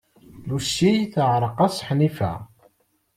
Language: Kabyle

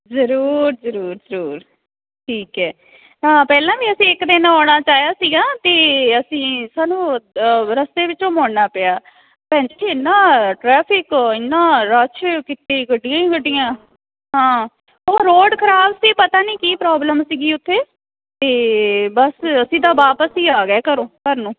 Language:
Punjabi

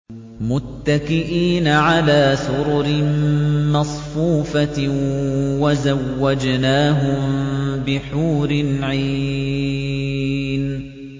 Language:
Arabic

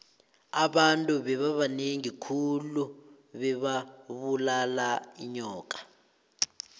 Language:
South Ndebele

